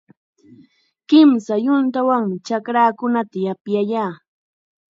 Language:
Chiquián Ancash Quechua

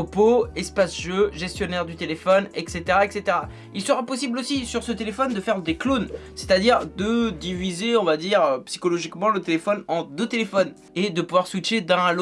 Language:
French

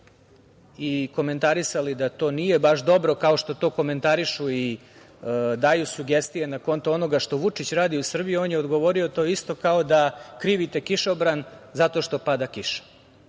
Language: Serbian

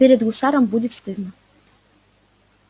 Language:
Russian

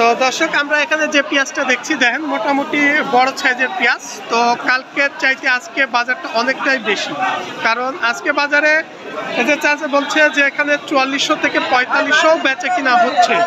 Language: Turkish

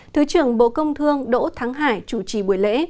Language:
Vietnamese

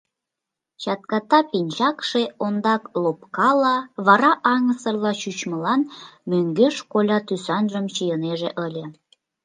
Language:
Mari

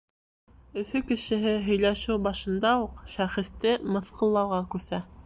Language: Bashkir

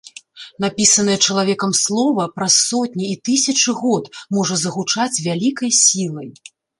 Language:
Belarusian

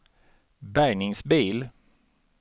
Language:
Swedish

